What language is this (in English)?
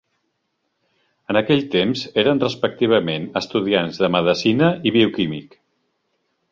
Catalan